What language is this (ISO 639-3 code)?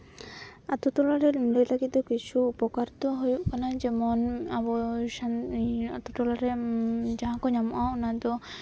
sat